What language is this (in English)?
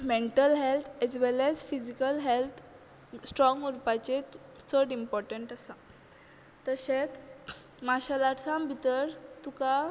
Konkani